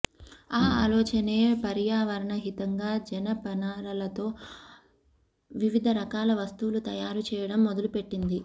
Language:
Telugu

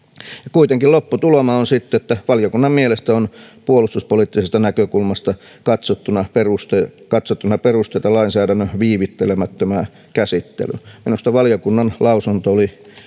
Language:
Finnish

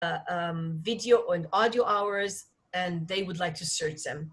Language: Hebrew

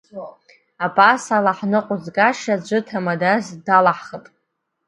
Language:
Abkhazian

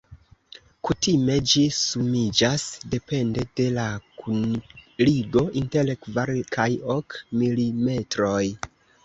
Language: Esperanto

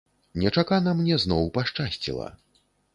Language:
Belarusian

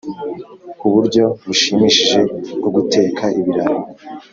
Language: Kinyarwanda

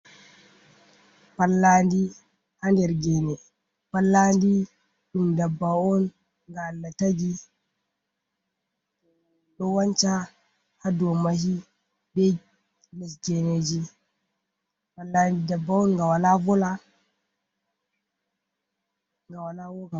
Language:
Fula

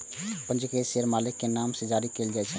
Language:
Maithili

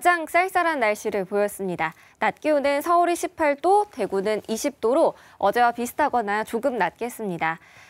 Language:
Korean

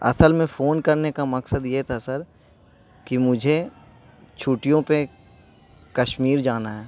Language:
Urdu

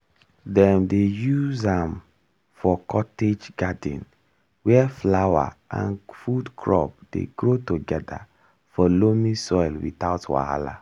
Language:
Nigerian Pidgin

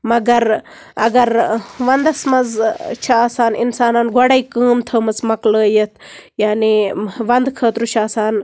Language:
Kashmiri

